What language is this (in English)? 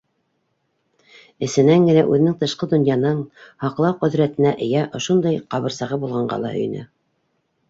Bashkir